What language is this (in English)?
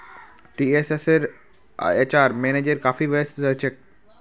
Magahi